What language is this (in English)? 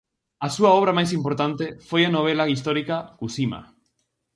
Galician